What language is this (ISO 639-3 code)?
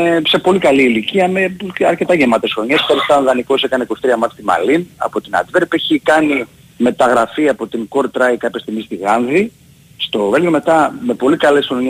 ell